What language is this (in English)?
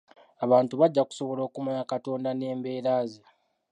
Ganda